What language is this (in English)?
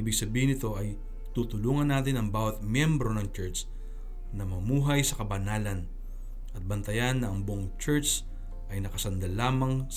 Filipino